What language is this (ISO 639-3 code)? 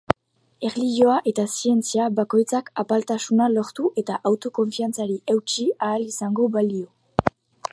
eus